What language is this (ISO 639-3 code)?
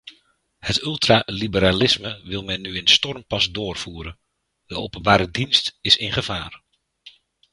nld